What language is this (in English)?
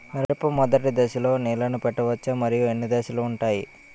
Telugu